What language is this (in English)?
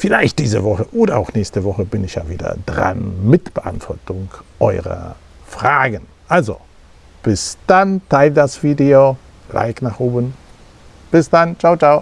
German